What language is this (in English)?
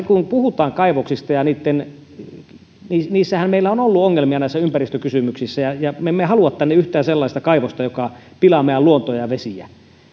Finnish